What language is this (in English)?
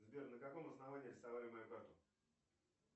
Russian